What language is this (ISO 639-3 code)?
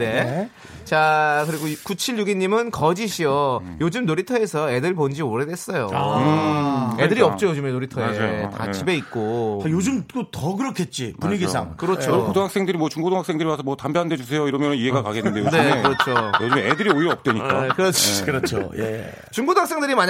kor